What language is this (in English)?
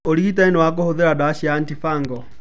Kikuyu